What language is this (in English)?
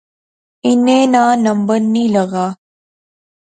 Pahari-Potwari